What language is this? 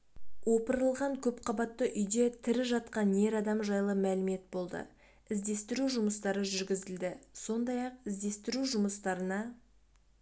Kazakh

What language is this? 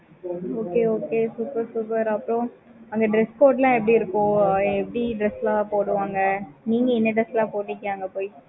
Tamil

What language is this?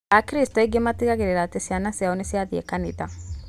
Kikuyu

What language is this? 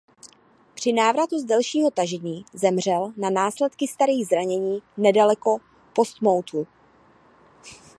Czech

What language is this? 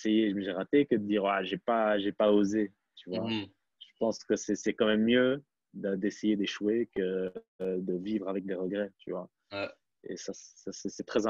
French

